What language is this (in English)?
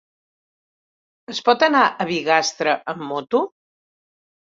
Catalan